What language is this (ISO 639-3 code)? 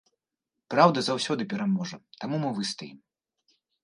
bel